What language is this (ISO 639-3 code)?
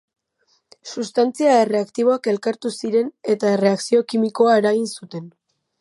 eus